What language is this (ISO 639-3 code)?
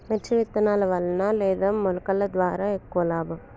tel